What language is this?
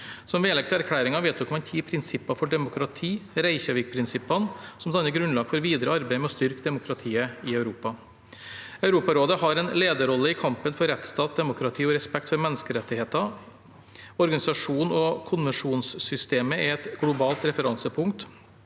Norwegian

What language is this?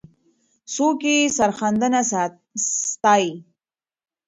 Pashto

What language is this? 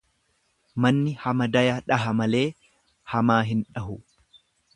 Oromo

